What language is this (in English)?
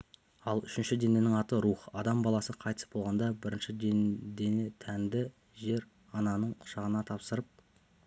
Kazakh